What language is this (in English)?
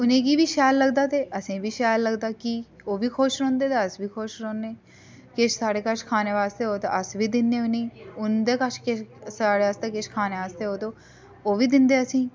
Dogri